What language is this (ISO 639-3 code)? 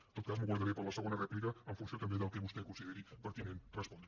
cat